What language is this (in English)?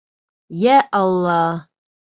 Bashkir